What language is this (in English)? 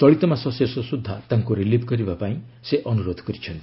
Odia